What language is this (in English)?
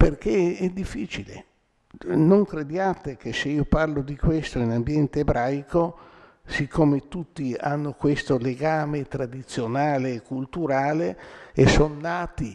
Italian